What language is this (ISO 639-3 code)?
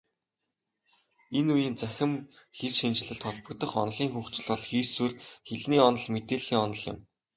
mon